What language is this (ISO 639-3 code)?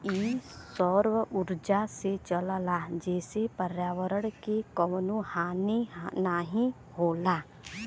bho